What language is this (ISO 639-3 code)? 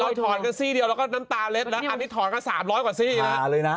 tha